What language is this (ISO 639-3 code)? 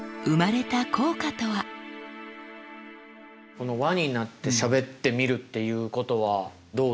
jpn